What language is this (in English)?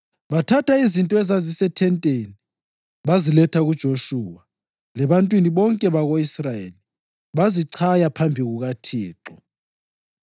North Ndebele